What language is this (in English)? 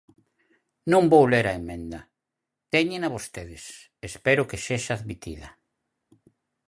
Galician